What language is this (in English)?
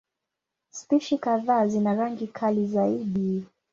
Swahili